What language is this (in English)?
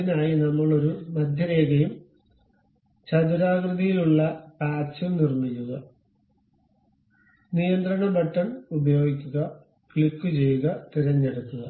Malayalam